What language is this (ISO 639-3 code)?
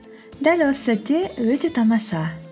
kaz